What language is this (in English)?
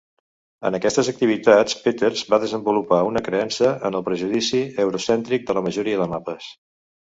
Catalan